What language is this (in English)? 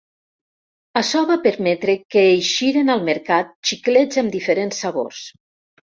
Catalan